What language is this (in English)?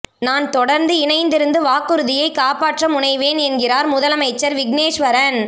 Tamil